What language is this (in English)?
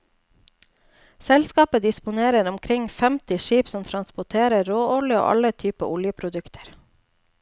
Norwegian